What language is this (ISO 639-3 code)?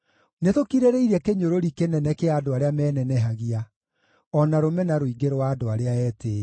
kik